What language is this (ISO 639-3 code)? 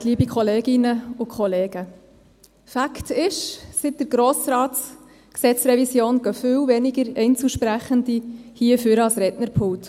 gsw